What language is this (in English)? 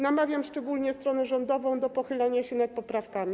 Polish